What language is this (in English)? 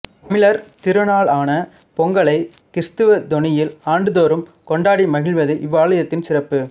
Tamil